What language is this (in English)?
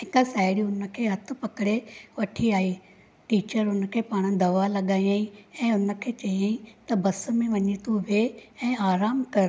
Sindhi